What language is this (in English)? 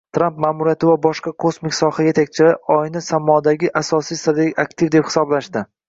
Uzbek